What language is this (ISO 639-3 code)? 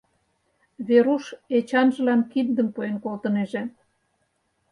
chm